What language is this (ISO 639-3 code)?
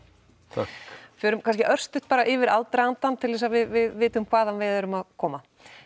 isl